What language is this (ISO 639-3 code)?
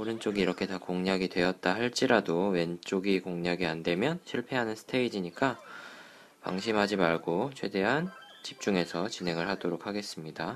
kor